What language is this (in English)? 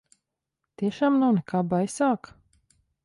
Latvian